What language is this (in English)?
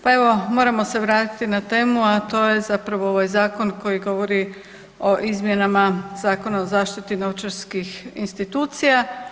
Croatian